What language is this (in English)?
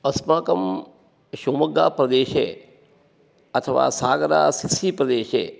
Sanskrit